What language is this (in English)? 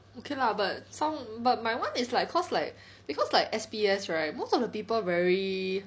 English